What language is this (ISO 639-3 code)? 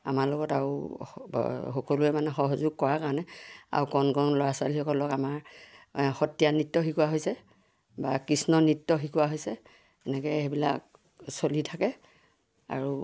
asm